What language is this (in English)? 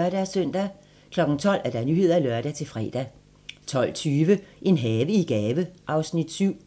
Danish